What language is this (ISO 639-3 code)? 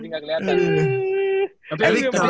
ind